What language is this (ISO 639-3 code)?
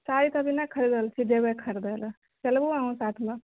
mai